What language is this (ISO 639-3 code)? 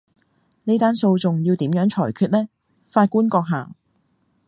yue